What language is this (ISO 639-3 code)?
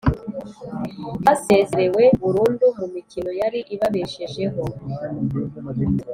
kin